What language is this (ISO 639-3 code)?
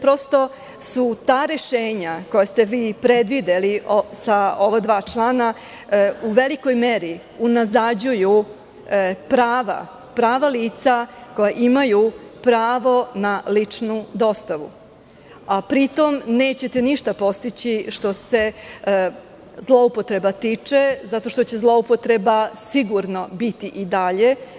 srp